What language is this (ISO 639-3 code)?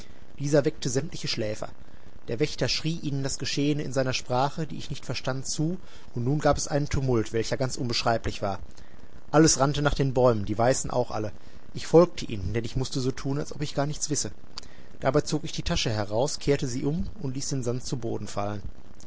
deu